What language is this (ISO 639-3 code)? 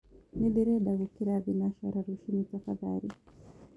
kik